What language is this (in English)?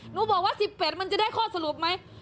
Thai